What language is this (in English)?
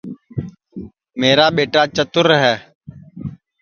Sansi